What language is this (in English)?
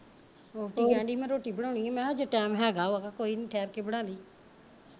Punjabi